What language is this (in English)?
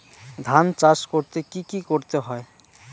Bangla